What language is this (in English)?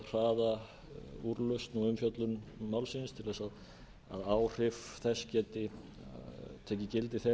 Icelandic